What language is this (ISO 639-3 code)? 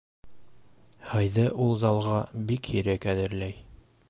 bak